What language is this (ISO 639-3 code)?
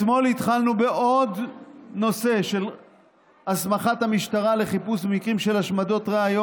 heb